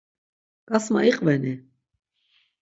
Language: Laz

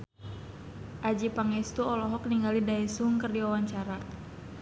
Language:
Sundanese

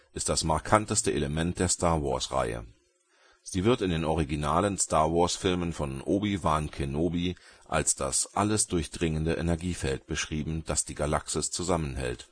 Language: German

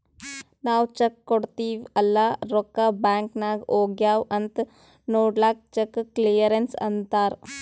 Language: Kannada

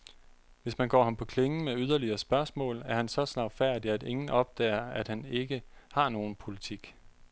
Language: Danish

